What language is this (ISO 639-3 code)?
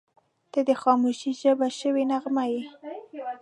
pus